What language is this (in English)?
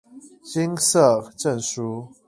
Chinese